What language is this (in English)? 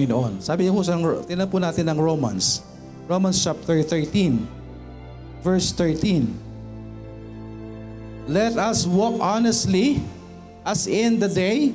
Filipino